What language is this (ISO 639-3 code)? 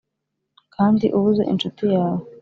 kin